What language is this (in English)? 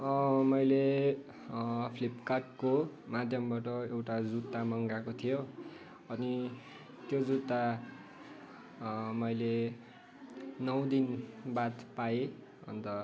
Nepali